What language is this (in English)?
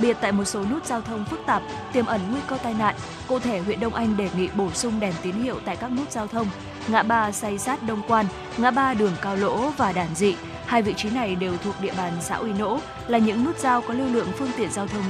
Vietnamese